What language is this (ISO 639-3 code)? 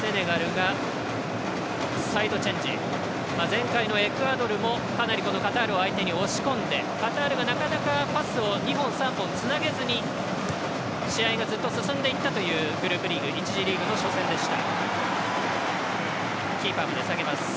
jpn